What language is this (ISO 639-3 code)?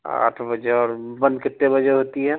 urd